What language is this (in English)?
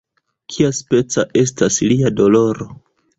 Esperanto